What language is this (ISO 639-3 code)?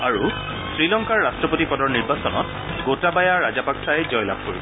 asm